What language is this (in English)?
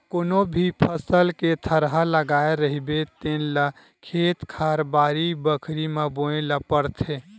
Chhattisgarhi